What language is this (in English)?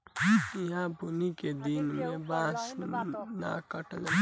Bhojpuri